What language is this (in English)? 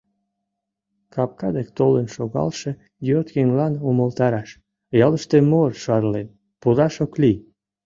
Mari